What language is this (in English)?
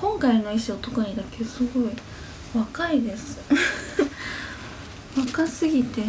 Japanese